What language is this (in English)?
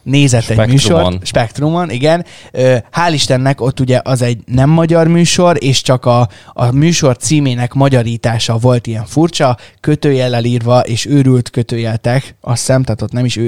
Hungarian